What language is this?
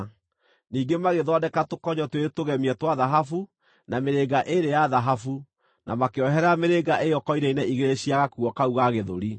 Kikuyu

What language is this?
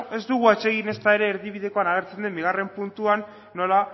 Basque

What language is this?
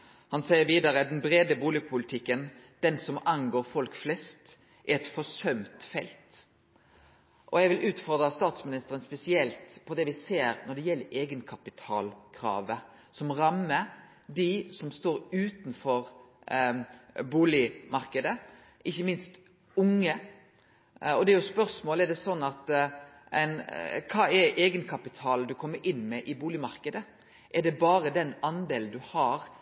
Norwegian Nynorsk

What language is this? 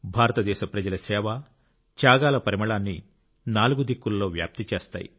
Telugu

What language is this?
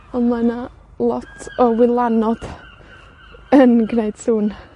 Welsh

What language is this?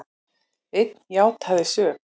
Icelandic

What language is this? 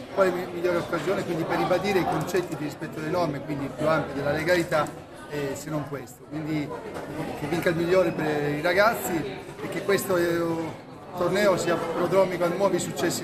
Italian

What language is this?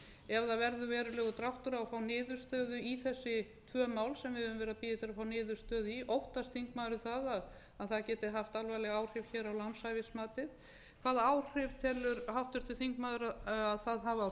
Icelandic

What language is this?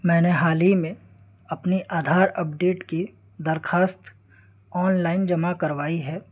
Urdu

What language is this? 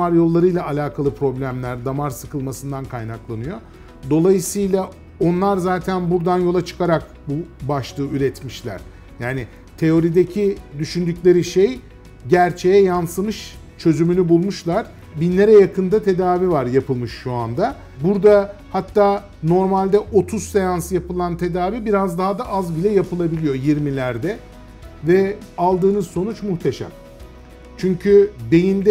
Turkish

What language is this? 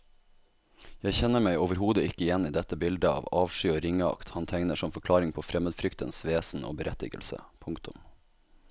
Norwegian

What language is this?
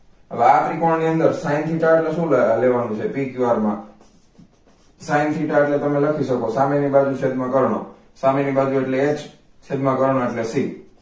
Gujarati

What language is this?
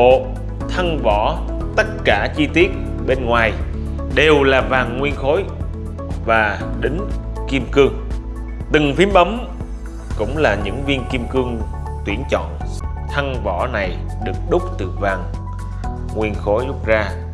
Vietnamese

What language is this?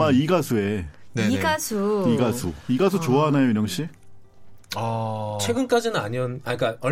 Korean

